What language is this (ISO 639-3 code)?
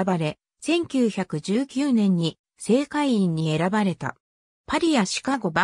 jpn